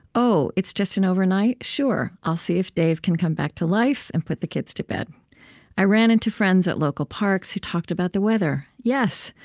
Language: English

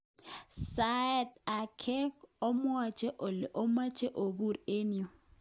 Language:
Kalenjin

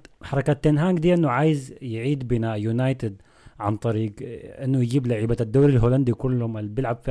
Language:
Arabic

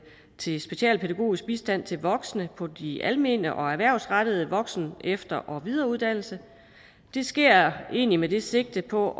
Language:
Danish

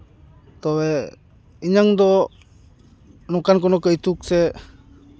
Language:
Santali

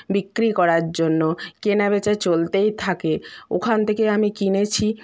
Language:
Bangla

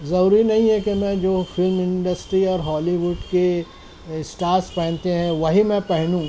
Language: Urdu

